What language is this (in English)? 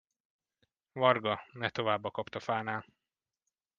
Hungarian